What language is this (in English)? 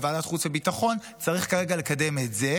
Hebrew